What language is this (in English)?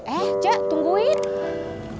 Indonesian